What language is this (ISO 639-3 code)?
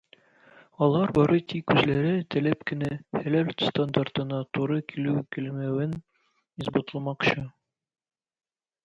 tat